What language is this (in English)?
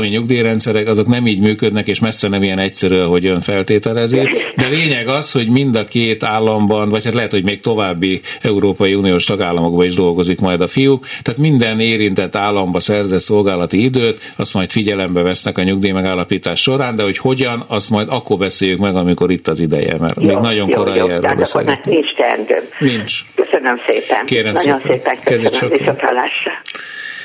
Hungarian